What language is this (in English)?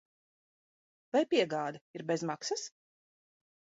Latvian